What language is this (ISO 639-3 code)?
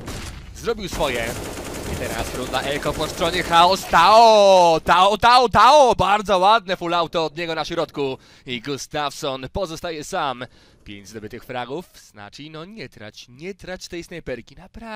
pol